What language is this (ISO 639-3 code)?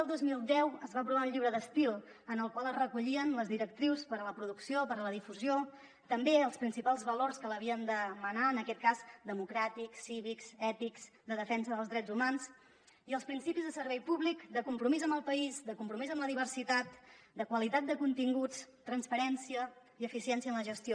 cat